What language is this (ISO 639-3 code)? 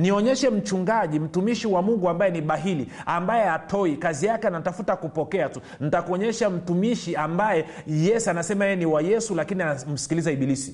swa